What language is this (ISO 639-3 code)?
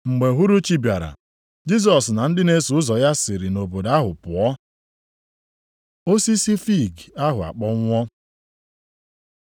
ibo